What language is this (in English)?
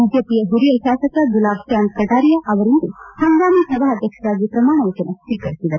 Kannada